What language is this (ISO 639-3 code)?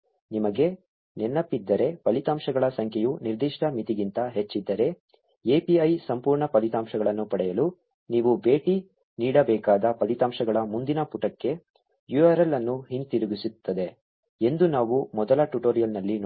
kan